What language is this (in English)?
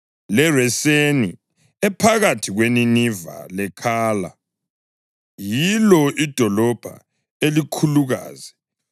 North Ndebele